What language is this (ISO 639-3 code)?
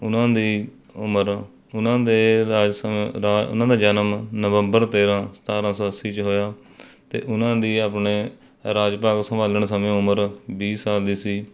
pan